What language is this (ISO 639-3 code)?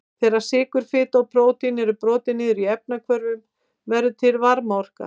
isl